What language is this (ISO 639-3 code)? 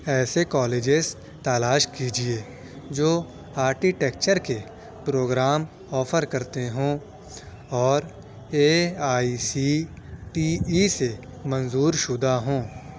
urd